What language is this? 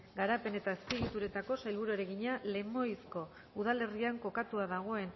Basque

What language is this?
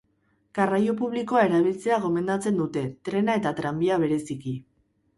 Basque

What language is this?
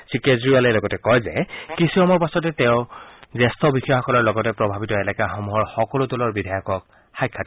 Assamese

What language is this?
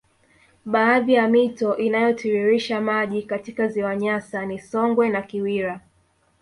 Swahili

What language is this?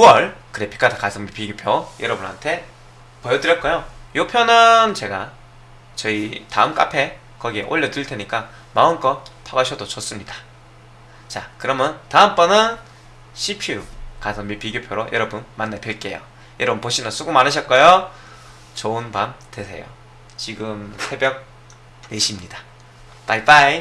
Korean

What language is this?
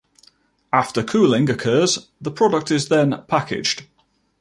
English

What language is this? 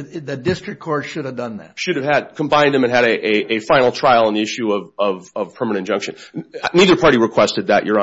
English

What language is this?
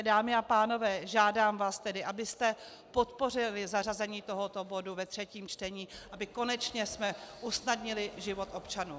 Czech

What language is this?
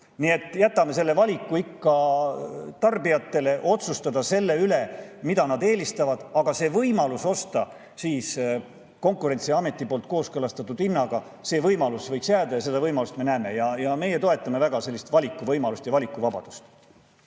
Estonian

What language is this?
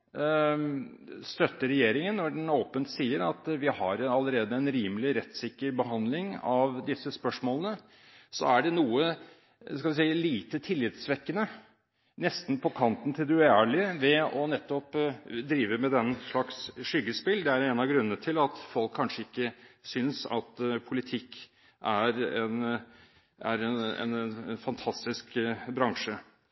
Norwegian Bokmål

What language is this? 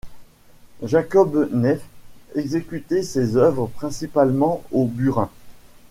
French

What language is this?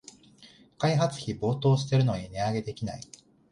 Japanese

